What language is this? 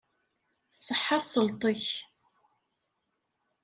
Kabyle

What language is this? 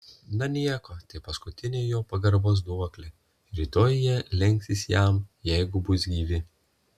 Lithuanian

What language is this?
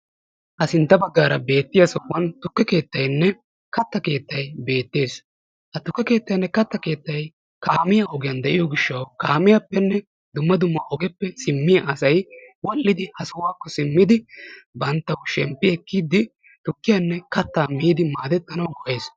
Wolaytta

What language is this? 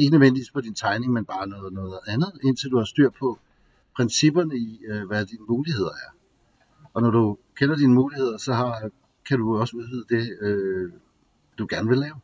Danish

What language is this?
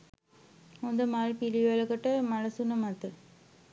Sinhala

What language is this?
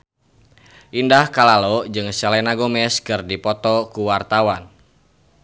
Sundanese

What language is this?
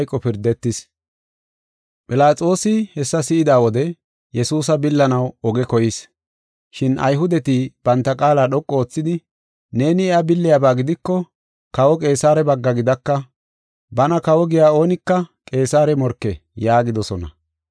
Gofa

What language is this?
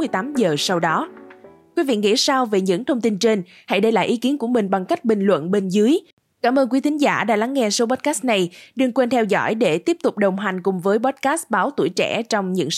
Vietnamese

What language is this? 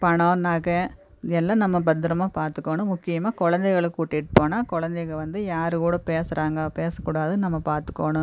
Tamil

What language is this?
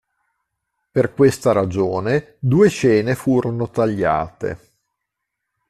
Italian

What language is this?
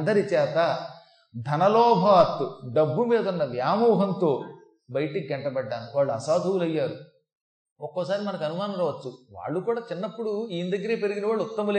Telugu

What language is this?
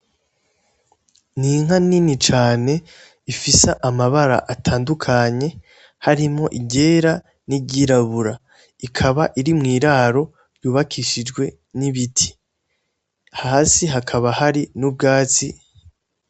Rundi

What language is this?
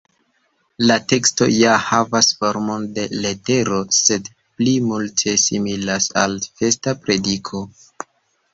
Esperanto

